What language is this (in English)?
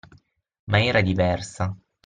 Italian